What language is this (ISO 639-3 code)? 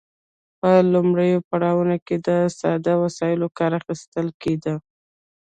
pus